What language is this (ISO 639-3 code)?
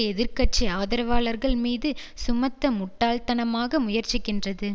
tam